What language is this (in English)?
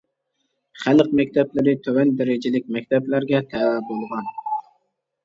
Uyghur